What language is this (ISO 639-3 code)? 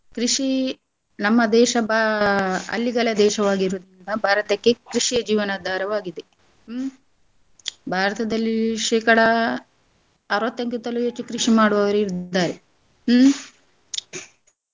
kan